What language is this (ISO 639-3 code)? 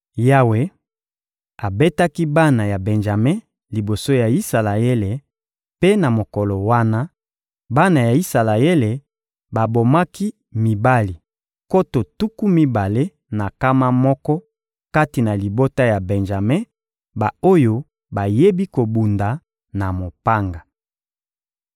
lin